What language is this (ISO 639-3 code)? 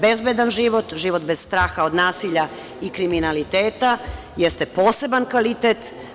srp